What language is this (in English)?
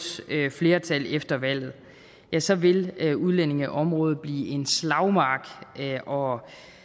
Danish